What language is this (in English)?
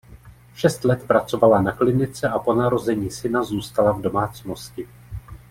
Czech